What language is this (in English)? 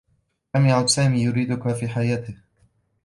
Arabic